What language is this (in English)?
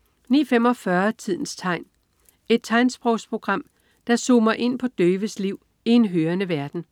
Danish